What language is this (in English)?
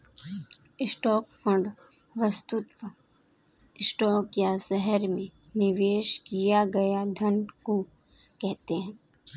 Hindi